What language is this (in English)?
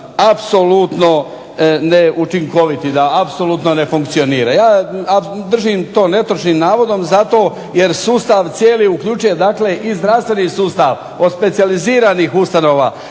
Croatian